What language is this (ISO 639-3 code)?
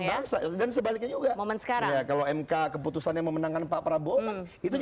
ind